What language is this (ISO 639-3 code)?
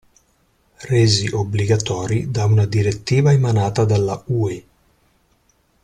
ita